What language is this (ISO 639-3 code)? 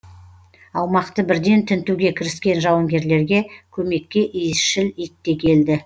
kaz